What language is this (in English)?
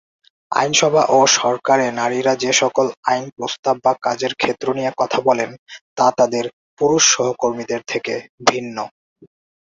Bangla